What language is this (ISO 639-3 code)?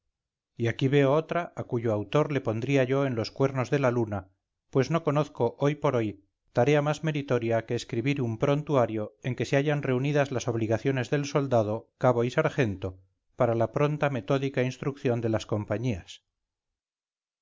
spa